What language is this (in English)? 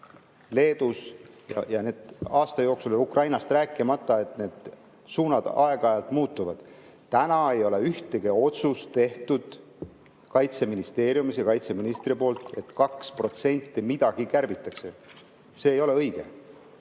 Estonian